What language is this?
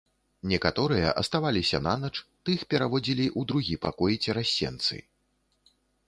Belarusian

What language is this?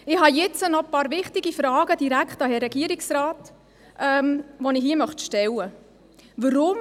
Swiss German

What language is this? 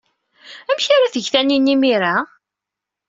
Kabyle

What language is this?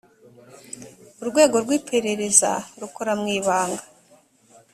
Kinyarwanda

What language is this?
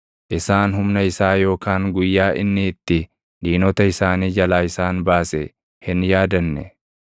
Oromo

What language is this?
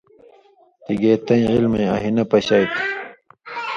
Indus Kohistani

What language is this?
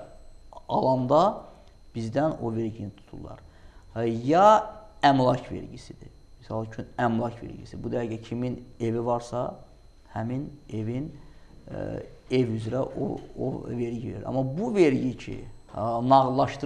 Azerbaijani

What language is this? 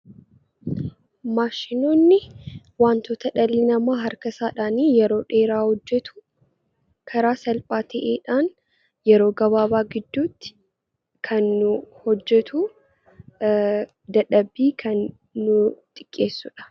Oromo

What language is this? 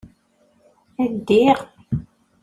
Kabyle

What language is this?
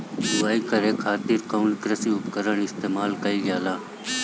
Bhojpuri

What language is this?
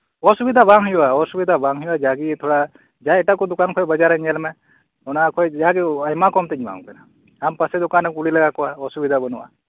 Santali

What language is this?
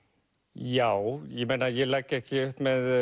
Icelandic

